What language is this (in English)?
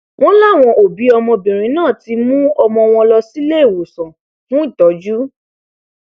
Yoruba